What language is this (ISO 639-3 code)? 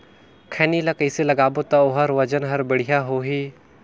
hne